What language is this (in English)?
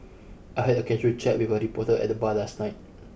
English